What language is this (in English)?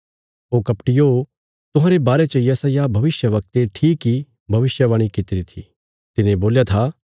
Bilaspuri